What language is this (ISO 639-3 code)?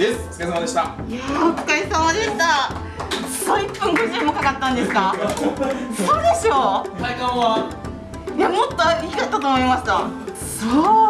jpn